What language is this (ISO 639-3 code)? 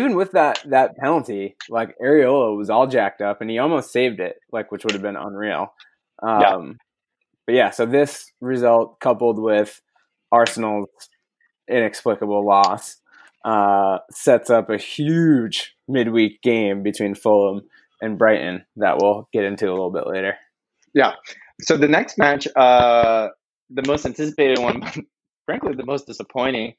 eng